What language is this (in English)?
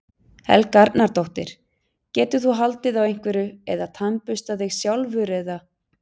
Icelandic